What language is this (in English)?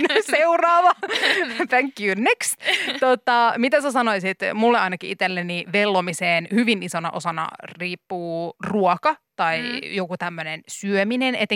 Finnish